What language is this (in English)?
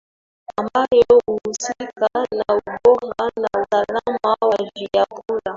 Swahili